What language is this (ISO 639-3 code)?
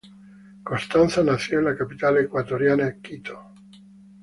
spa